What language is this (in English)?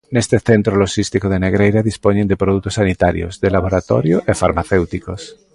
Galician